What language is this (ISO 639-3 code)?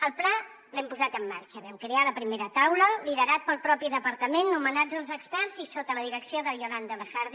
cat